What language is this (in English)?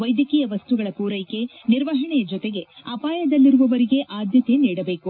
Kannada